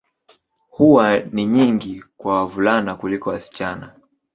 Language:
Swahili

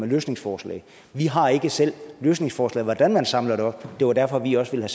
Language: Danish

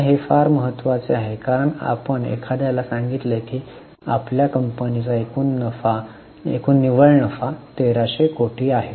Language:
Marathi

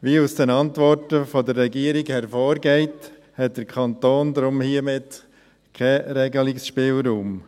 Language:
Swiss German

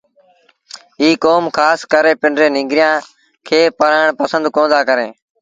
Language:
Sindhi Bhil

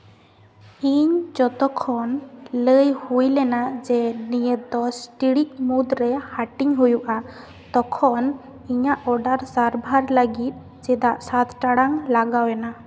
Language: Santali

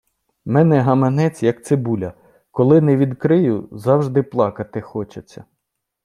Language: Ukrainian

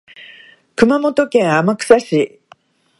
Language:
Japanese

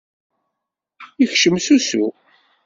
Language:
Kabyle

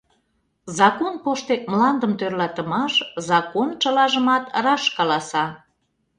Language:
Mari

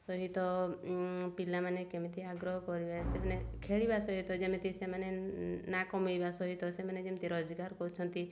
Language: Odia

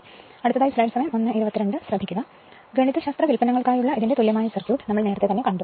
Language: Malayalam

